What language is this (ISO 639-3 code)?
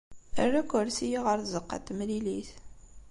kab